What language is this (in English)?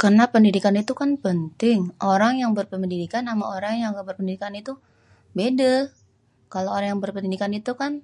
Betawi